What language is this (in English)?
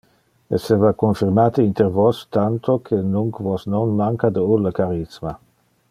Interlingua